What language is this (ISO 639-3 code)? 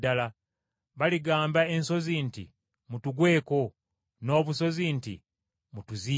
lug